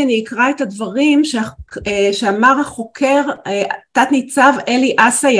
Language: Hebrew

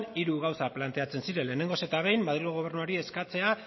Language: Basque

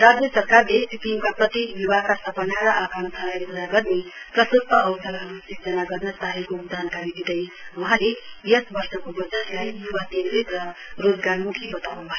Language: Nepali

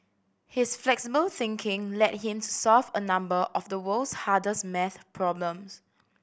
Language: English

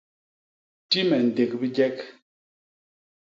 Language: Basaa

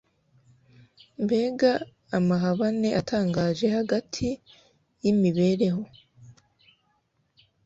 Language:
Kinyarwanda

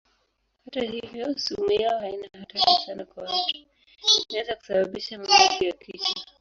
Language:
Swahili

